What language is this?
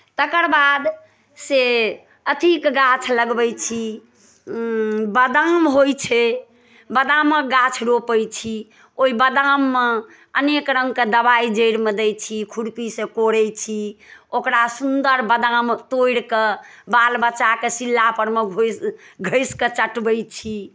Maithili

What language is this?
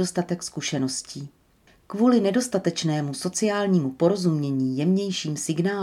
Czech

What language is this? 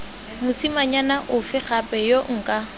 Tswana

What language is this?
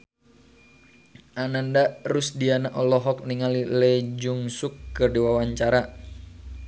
Sundanese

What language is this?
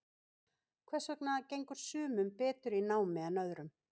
Icelandic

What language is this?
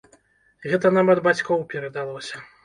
Belarusian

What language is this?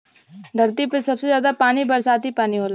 Bhojpuri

